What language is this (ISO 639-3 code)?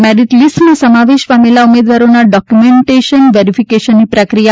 guj